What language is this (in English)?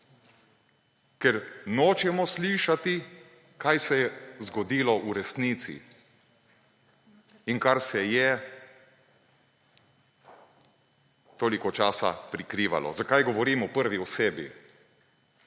Slovenian